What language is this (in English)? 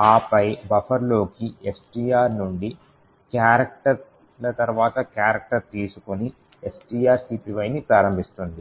Telugu